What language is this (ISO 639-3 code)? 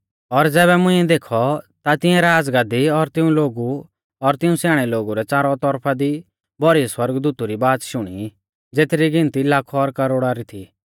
bfz